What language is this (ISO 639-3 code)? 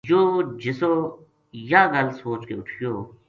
gju